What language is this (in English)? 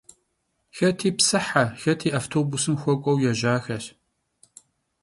Kabardian